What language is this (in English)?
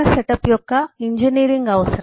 Telugu